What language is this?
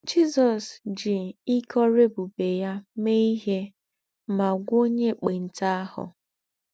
Igbo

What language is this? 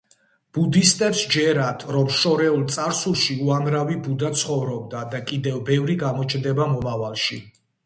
Georgian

